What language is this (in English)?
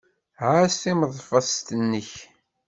Kabyle